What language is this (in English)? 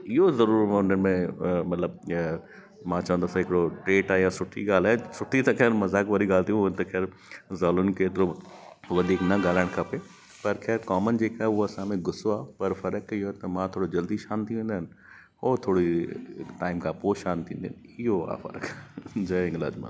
Sindhi